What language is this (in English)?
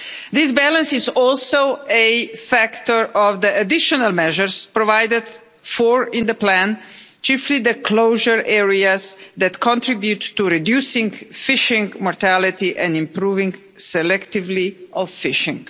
English